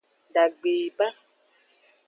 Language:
Aja (Benin)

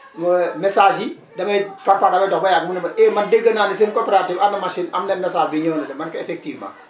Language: Wolof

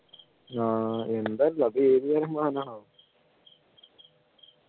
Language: Malayalam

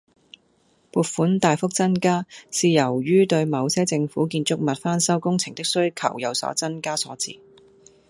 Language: Cantonese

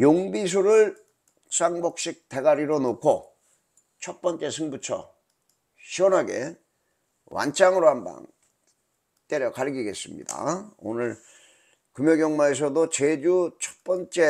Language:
Korean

